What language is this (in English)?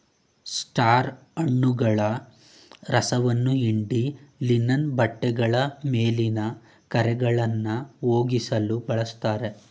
Kannada